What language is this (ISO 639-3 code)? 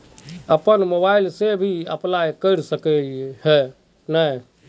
mag